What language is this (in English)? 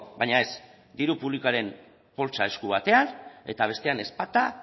Basque